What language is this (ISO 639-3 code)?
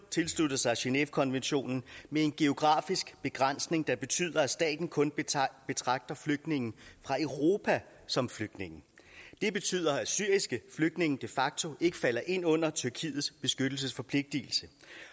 dan